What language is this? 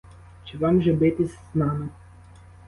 Ukrainian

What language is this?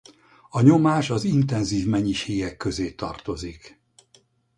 Hungarian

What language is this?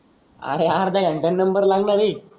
Marathi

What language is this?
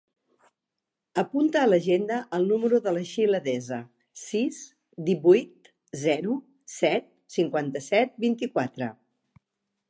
Catalan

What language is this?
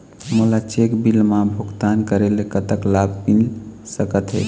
Chhattisgarhi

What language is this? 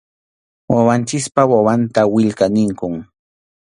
Arequipa-La Unión Quechua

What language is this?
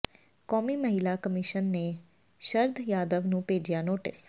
Punjabi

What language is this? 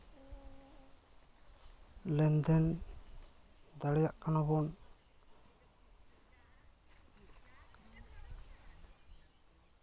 Santali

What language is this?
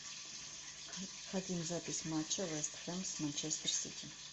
Russian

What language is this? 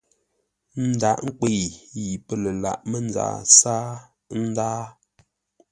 Ngombale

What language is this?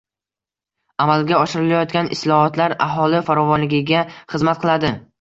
Uzbek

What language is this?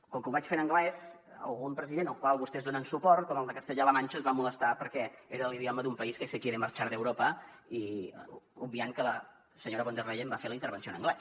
Catalan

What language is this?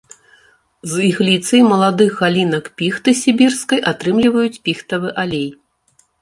Belarusian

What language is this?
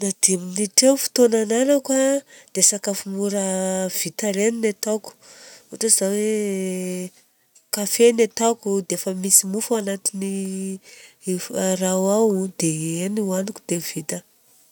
Southern Betsimisaraka Malagasy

